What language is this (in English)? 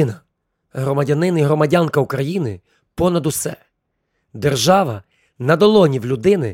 Ukrainian